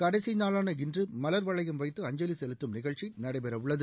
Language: Tamil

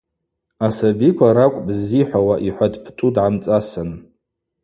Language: Abaza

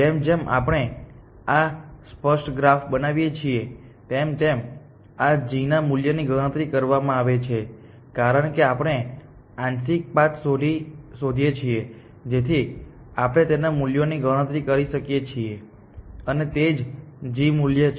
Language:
Gujarati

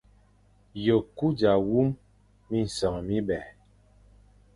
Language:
Fang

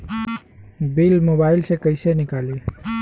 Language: Bhojpuri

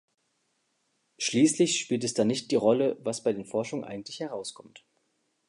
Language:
German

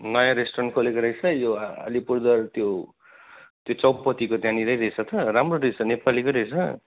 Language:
Nepali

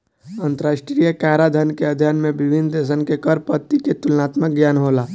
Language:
Bhojpuri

